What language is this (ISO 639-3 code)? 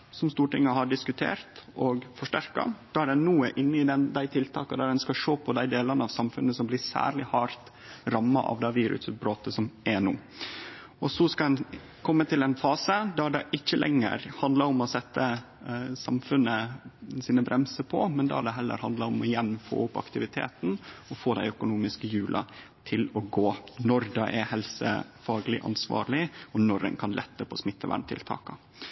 nno